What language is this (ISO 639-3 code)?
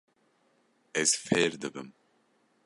kur